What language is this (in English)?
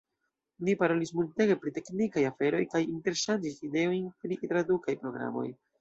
Esperanto